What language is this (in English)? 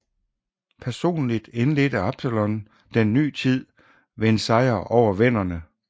Danish